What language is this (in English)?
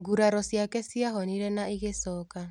Kikuyu